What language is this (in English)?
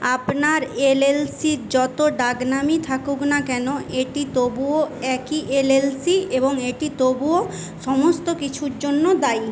Bangla